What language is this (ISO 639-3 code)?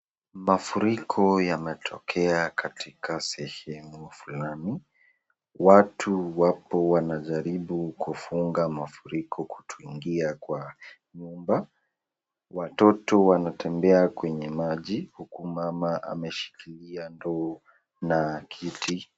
swa